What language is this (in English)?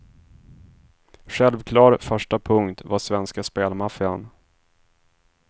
Swedish